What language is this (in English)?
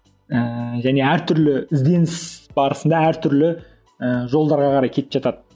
Kazakh